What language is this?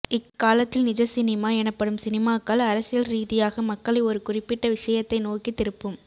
Tamil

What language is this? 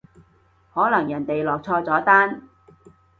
Cantonese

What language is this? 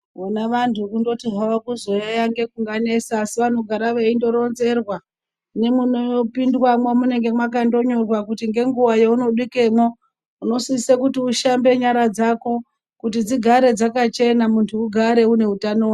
Ndau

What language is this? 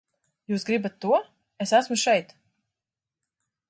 Latvian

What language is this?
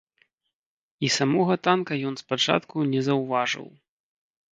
Belarusian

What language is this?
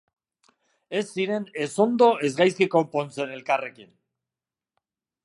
Basque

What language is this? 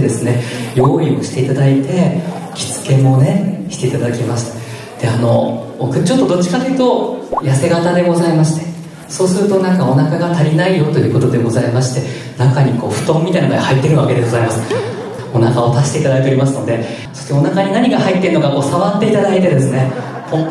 Japanese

